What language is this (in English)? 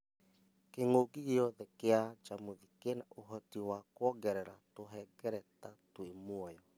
Kikuyu